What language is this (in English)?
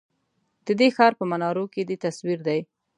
Pashto